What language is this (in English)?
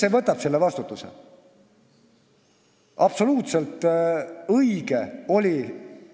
Estonian